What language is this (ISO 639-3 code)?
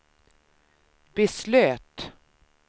swe